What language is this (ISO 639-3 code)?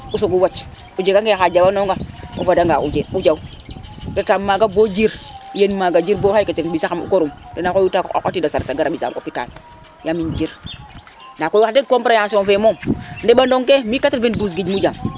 srr